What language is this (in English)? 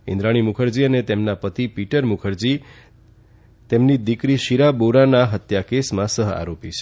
Gujarati